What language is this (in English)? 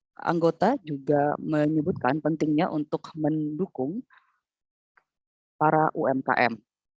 Indonesian